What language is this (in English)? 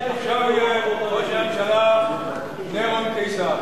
Hebrew